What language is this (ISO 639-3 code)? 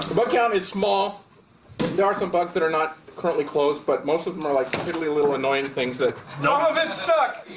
eng